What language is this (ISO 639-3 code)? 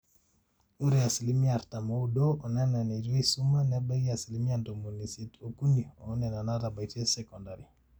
mas